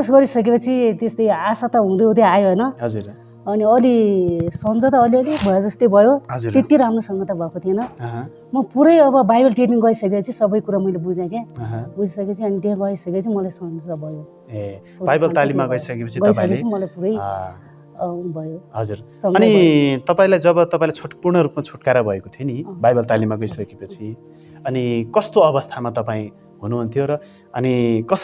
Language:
Nepali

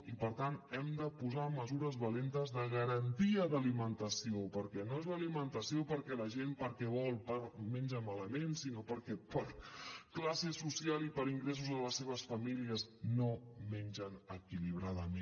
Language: Catalan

